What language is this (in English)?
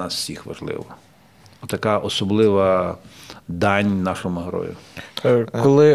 Ukrainian